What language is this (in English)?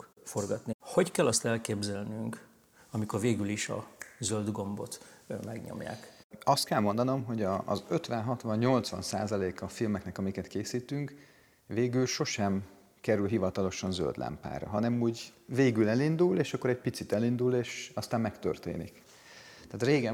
Hungarian